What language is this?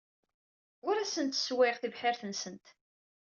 Kabyle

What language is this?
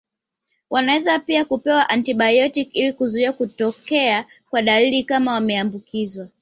Swahili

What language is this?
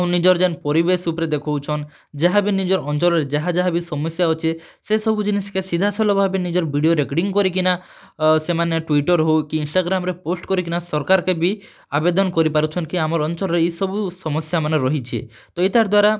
Odia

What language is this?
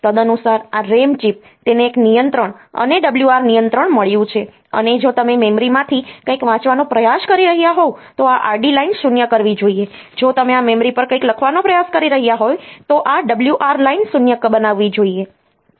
Gujarati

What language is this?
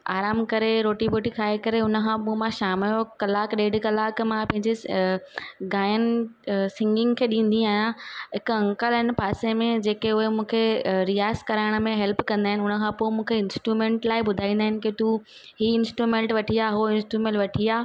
Sindhi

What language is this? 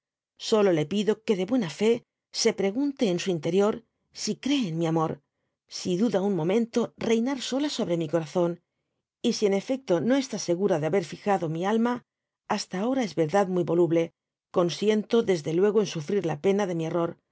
Spanish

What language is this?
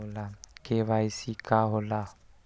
Magahi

